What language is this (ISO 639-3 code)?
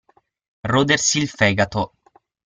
ita